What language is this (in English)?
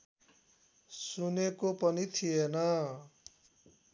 Nepali